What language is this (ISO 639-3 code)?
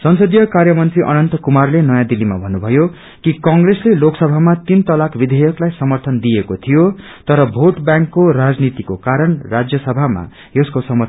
nep